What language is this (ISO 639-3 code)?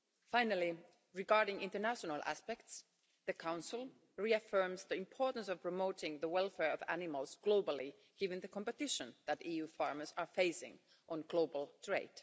eng